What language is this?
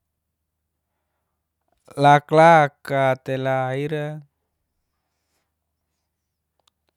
Geser-Gorom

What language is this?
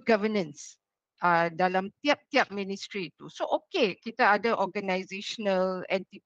Malay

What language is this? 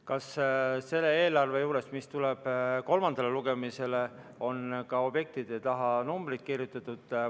Estonian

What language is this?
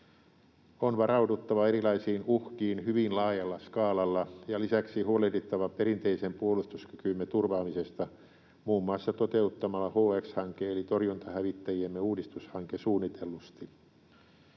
Finnish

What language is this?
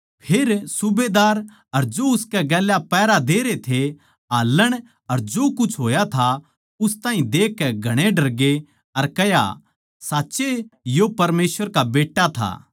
Haryanvi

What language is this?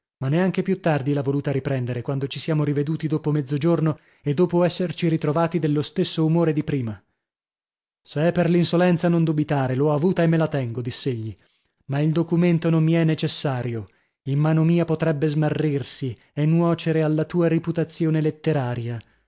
Italian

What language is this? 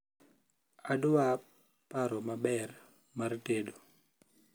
Luo (Kenya and Tanzania)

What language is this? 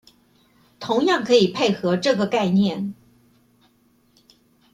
Chinese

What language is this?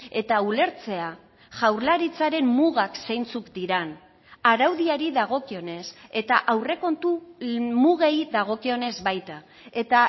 Basque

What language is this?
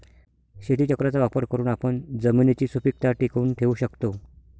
Marathi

